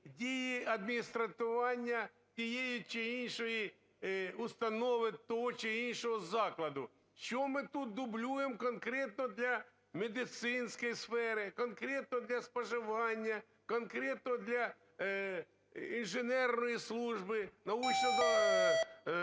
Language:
Ukrainian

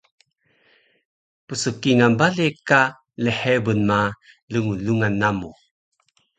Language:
Taroko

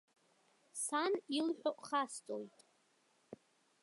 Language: Abkhazian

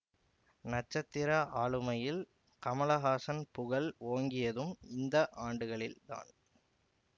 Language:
Tamil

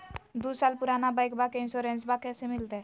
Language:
Magahi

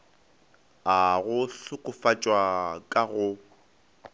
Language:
Northern Sotho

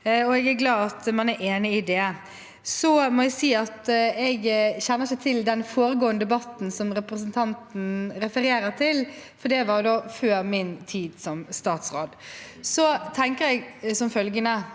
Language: Norwegian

